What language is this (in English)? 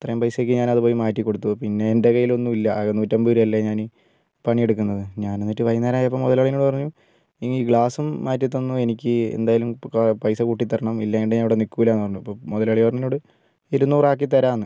Malayalam